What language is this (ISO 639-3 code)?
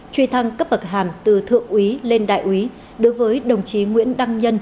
vie